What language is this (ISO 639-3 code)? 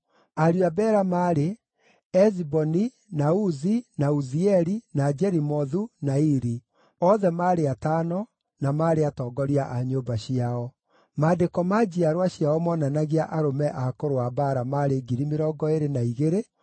kik